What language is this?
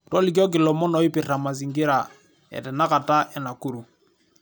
Masai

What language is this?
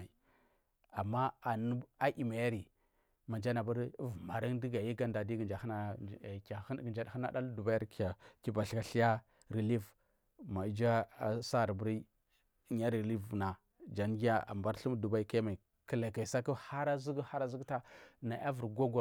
Marghi South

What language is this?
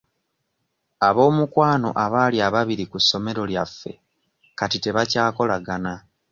Ganda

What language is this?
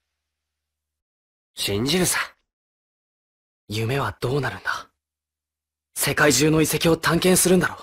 Japanese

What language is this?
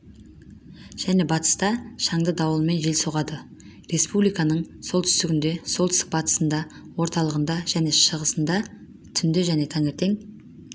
Kazakh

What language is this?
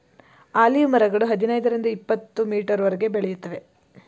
Kannada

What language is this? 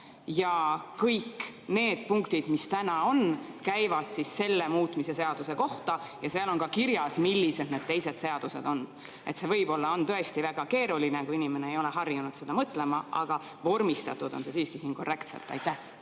Estonian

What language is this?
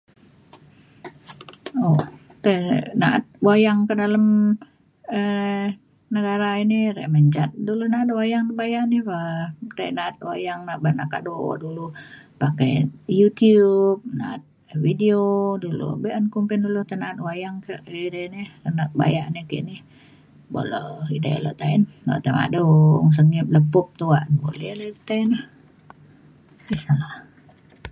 Mainstream Kenyah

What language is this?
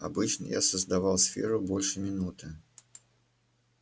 Russian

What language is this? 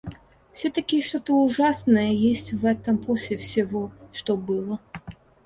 Russian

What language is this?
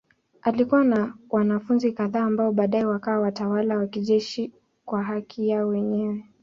Swahili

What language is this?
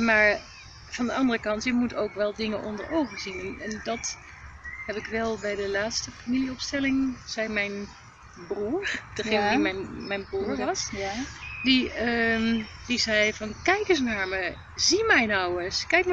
Dutch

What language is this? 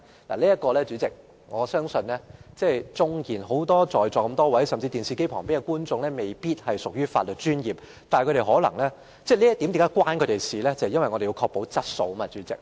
Cantonese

